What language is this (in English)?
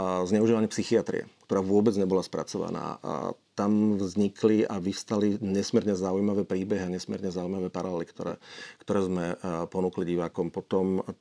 Slovak